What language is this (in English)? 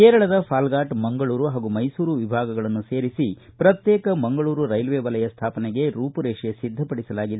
Kannada